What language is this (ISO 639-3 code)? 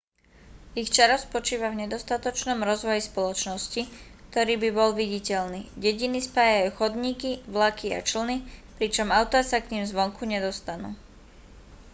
slk